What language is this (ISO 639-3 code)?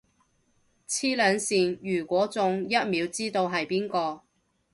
yue